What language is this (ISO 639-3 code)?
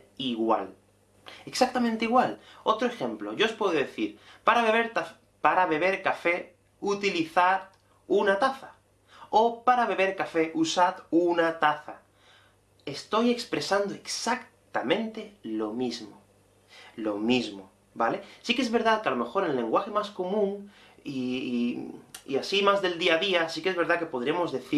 spa